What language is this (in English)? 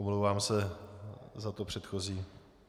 Czech